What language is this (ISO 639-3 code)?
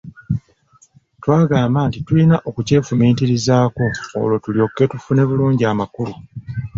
lug